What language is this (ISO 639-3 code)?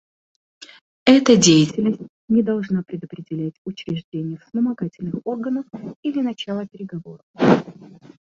rus